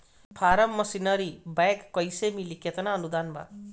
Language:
Bhojpuri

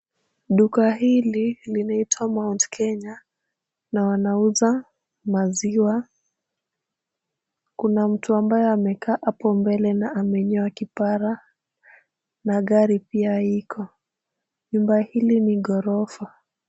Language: Swahili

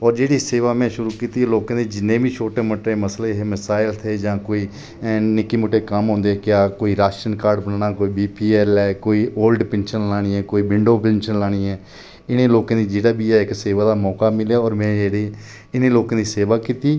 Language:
Dogri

